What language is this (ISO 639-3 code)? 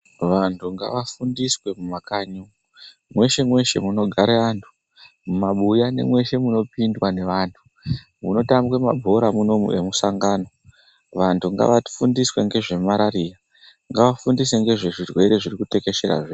ndc